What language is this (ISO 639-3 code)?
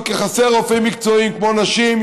heb